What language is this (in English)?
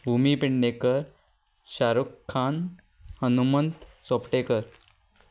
Konkani